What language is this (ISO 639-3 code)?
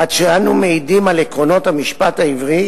heb